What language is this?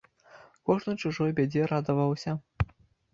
Belarusian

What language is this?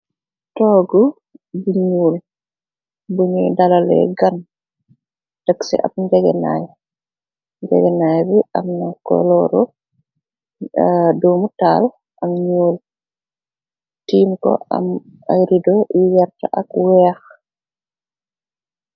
Wolof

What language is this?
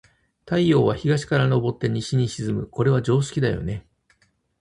Japanese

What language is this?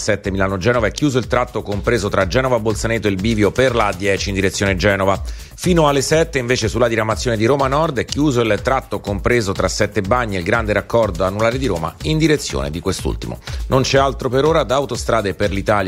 Italian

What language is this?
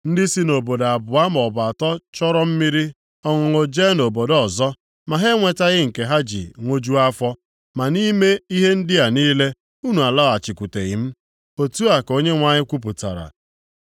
Igbo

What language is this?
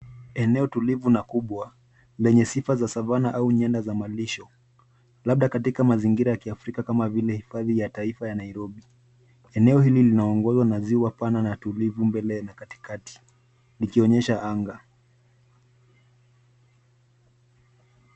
Swahili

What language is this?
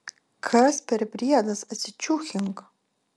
Lithuanian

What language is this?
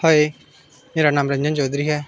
Dogri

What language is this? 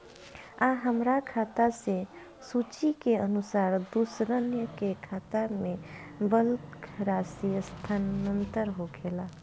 Bhojpuri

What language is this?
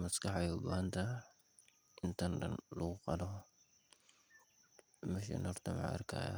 Somali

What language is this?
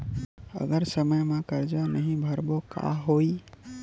Chhattisgarhi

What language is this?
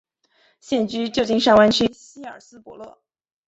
Chinese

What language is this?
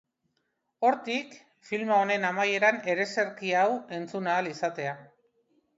Basque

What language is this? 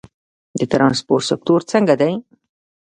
Pashto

